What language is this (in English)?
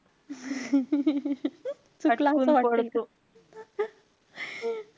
Marathi